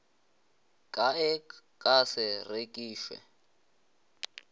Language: Northern Sotho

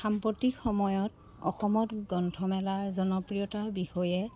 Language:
Assamese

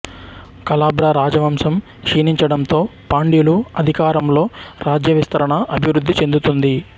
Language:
Telugu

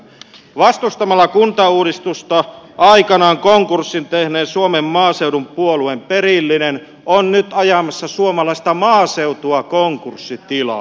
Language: Finnish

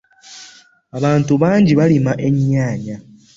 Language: Ganda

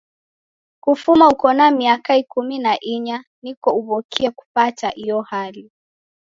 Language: Taita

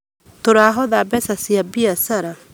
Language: Kikuyu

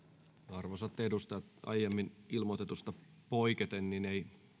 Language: Finnish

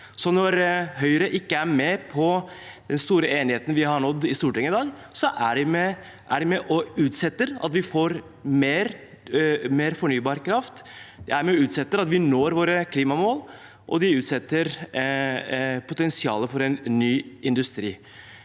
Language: Norwegian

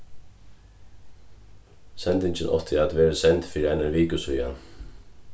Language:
Faroese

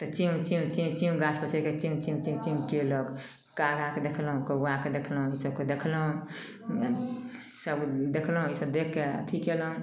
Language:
Maithili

